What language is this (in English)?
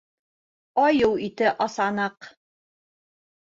Bashkir